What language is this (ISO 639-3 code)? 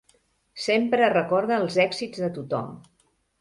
cat